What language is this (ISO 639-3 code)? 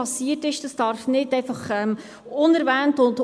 gsw